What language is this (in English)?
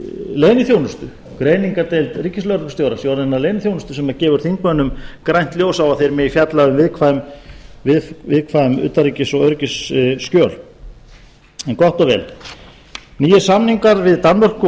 Icelandic